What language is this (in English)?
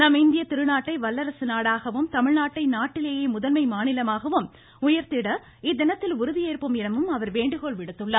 Tamil